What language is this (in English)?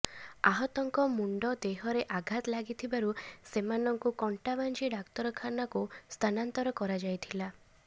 Odia